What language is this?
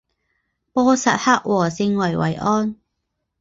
Chinese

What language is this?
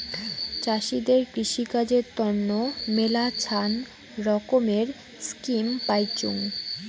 Bangla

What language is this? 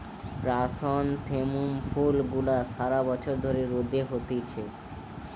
Bangla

